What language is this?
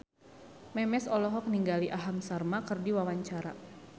Sundanese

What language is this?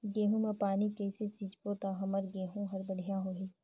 Chhattisgarhi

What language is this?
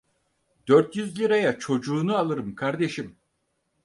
Turkish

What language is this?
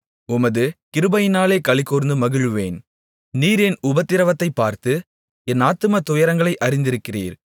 Tamil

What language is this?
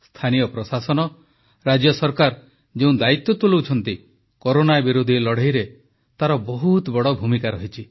Odia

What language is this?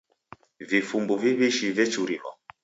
Taita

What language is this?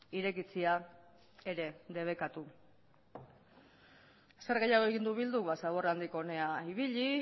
Basque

